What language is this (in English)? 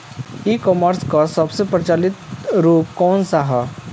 Bhojpuri